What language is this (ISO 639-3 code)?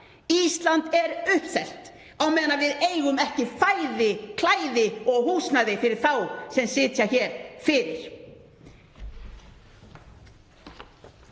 isl